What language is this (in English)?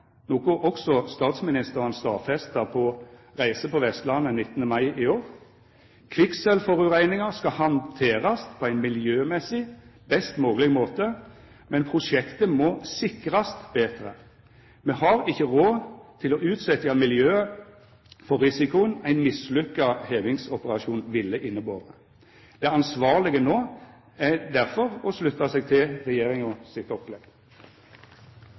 Norwegian Nynorsk